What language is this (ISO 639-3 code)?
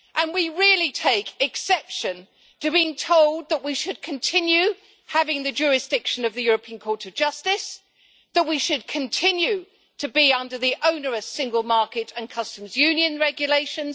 eng